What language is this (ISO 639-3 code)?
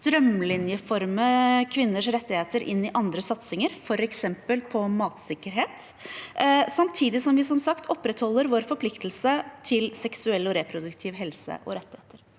nor